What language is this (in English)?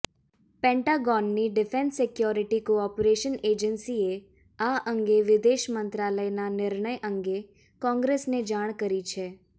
Gujarati